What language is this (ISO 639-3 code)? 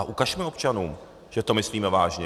ces